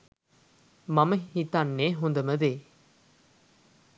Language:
Sinhala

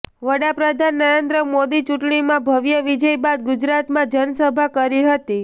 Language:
Gujarati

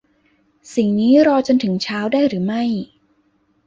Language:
Thai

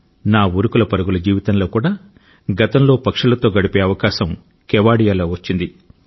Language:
Telugu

